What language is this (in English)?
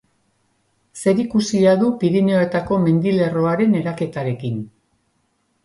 Basque